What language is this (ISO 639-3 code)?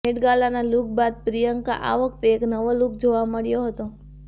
guj